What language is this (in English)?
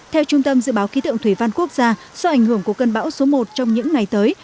Vietnamese